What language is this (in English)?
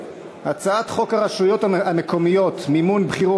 Hebrew